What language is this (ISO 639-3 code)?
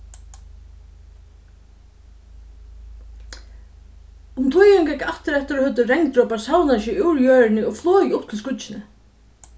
fao